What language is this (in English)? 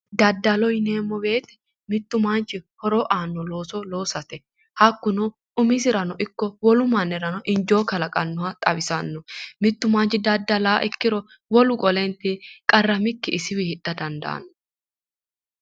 Sidamo